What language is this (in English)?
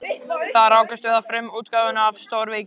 Icelandic